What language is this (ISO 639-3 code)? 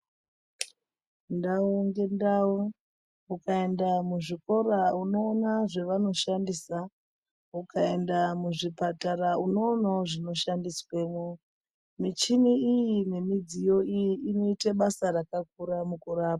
ndc